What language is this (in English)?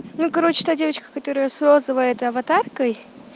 Russian